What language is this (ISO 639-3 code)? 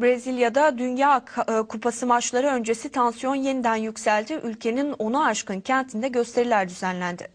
tur